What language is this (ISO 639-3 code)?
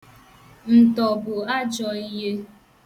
ibo